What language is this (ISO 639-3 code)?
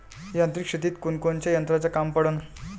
mar